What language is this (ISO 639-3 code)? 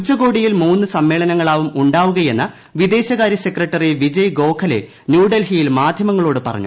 mal